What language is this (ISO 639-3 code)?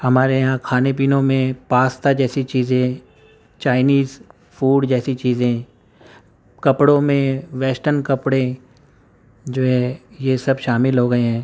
urd